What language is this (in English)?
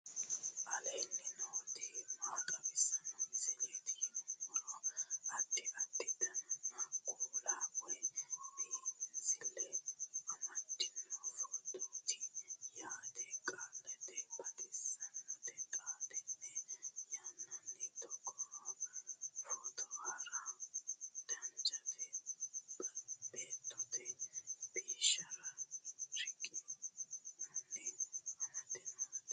Sidamo